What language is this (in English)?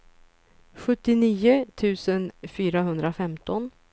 Swedish